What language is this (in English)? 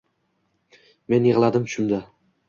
Uzbek